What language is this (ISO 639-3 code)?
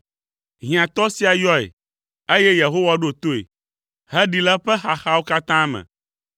ewe